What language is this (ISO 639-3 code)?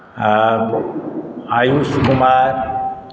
mai